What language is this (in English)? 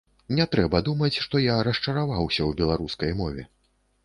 Belarusian